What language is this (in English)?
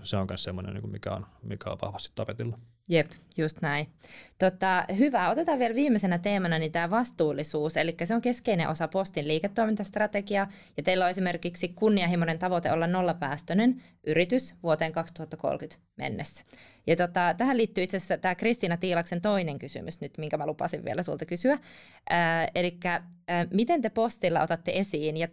Finnish